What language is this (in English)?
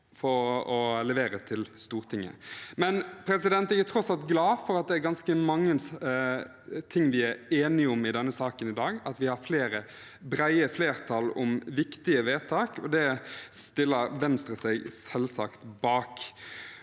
Norwegian